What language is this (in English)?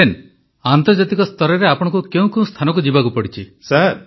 Odia